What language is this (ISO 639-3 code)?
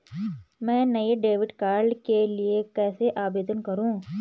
hin